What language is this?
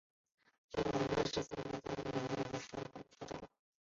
Chinese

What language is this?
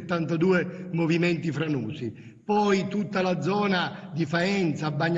Italian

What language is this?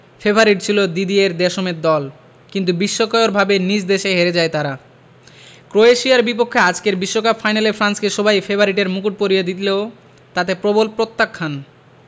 Bangla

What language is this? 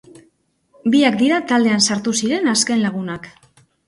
Basque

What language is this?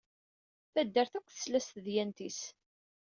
Kabyle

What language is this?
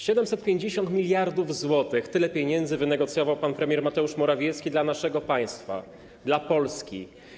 Polish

